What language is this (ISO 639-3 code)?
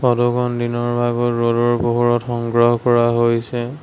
asm